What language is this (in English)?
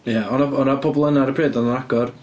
Welsh